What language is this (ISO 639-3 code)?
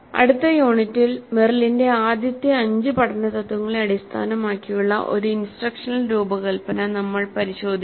mal